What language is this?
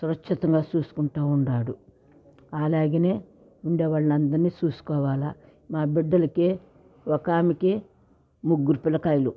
Telugu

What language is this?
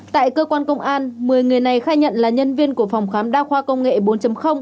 Vietnamese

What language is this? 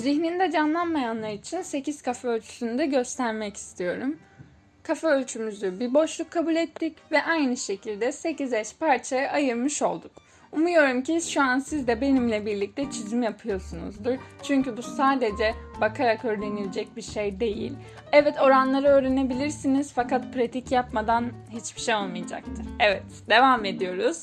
Turkish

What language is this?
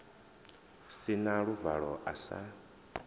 Venda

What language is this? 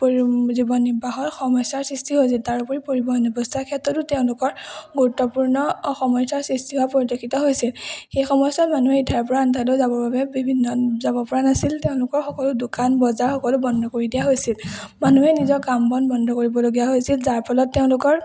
Assamese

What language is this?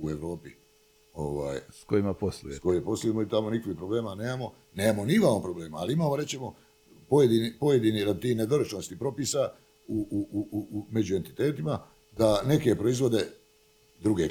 Croatian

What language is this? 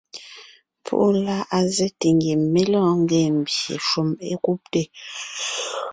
Ngiemboon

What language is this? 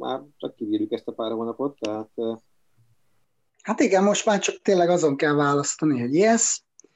Hungarian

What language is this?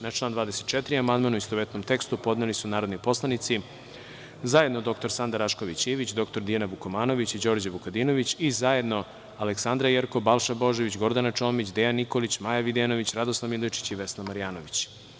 Serbian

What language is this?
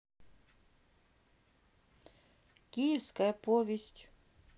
Russian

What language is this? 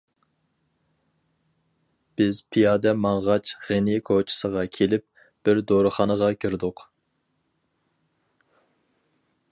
Uyghur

